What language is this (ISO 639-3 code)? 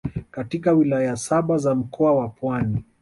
swa